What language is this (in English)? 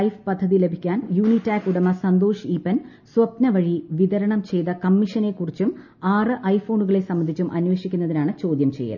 Malayalam